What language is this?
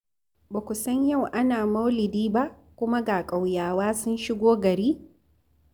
Hausa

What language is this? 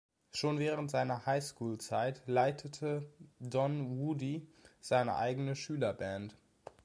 German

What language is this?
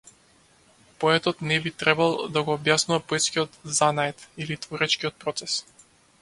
Macedonian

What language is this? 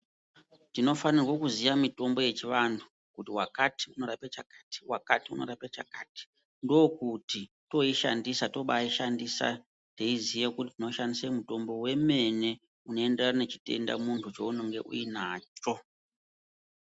Ndau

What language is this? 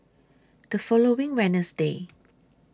English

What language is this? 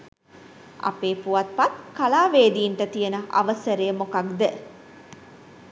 Sinhala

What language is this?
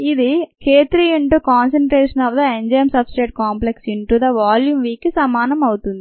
Telugu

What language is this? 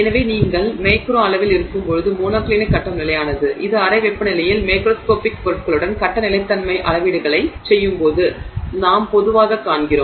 Tamil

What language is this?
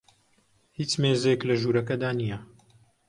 Central Kurdish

